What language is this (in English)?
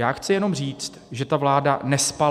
Czech